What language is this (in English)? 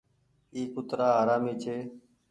Goaria